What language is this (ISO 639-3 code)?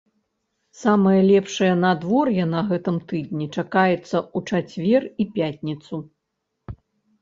bel